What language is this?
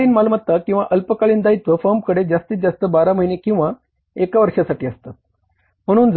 Marathi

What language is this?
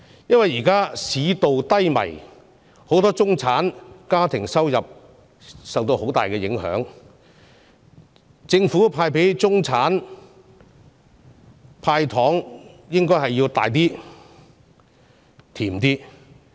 Cantonese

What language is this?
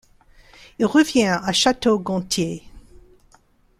French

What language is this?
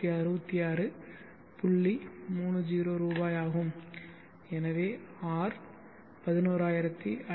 Tamil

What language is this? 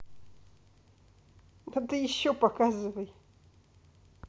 Russian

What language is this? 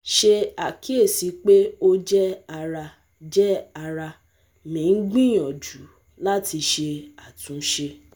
Yoruba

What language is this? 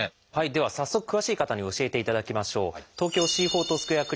Japanese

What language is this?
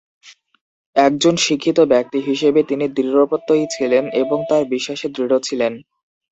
Bangla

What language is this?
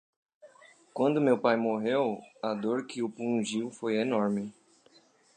Portuguese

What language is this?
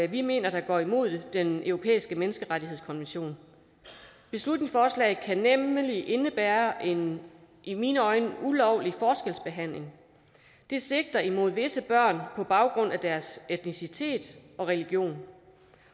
Danish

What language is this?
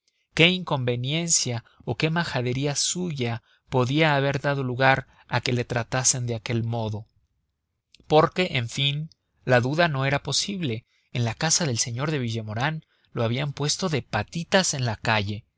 Spanish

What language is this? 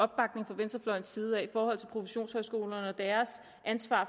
Danish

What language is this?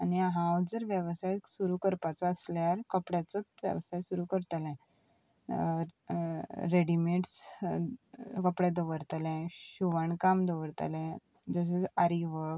Konkani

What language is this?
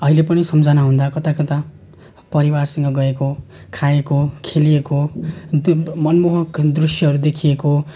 Nepali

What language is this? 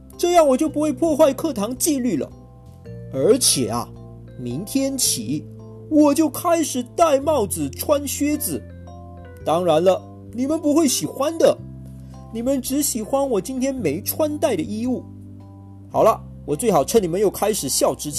Chinese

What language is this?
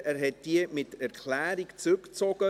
Swiss German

